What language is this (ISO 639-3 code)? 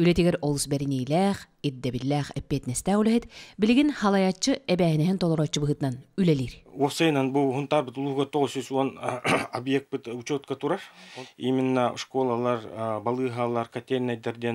tur